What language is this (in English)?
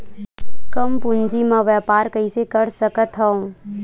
Chhattisgarhi